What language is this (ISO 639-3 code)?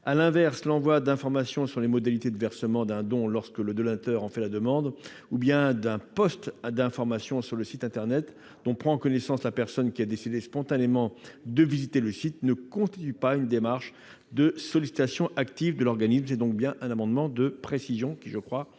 fra